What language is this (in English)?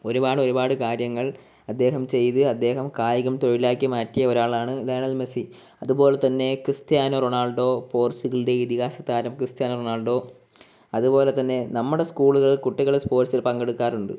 Malayalam